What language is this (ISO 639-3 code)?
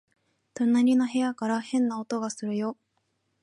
jpn